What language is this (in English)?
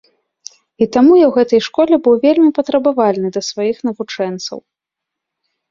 Belarusian